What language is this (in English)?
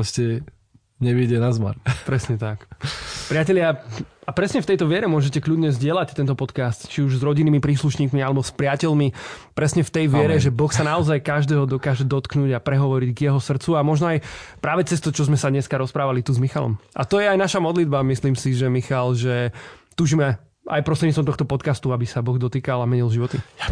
Slovak